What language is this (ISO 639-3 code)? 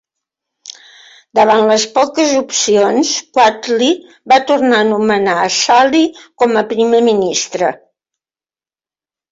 cat